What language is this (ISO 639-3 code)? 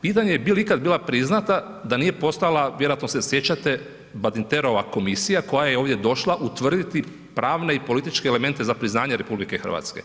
hrv